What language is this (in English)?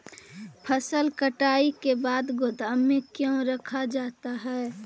Magahi